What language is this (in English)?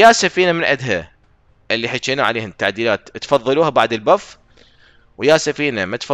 Arabic